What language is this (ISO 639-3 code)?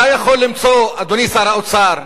heb